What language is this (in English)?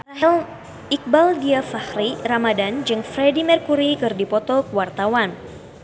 Sundanese